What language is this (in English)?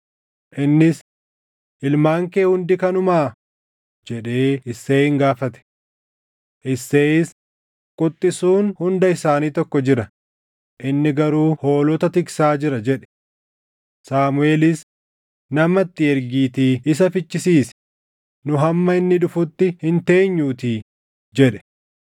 Oromo